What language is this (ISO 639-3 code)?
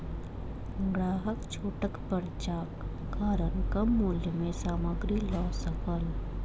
mai